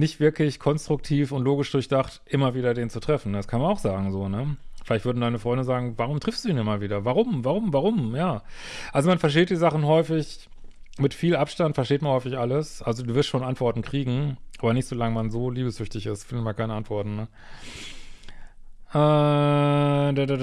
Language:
German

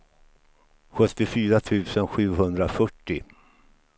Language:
Swedish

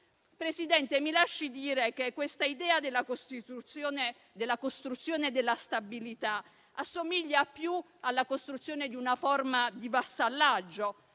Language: Italian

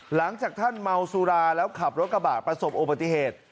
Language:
Thai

